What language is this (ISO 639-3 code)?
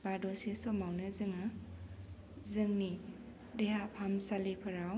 brx